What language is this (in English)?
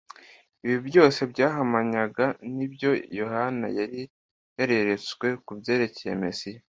Kinyarwanda